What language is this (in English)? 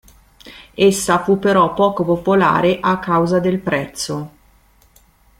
Italian